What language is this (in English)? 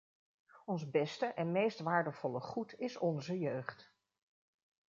Dutch